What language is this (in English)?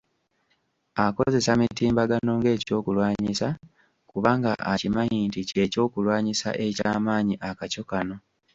Ganda